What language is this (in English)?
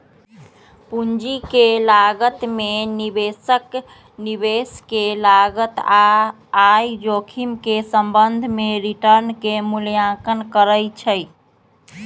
Magahi